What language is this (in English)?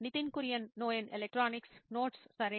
Telugu